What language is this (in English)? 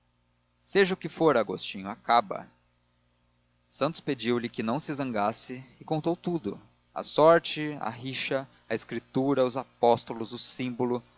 Portuguese